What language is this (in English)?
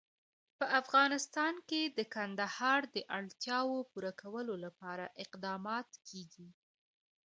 Pashto